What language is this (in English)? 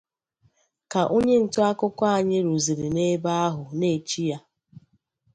Igbo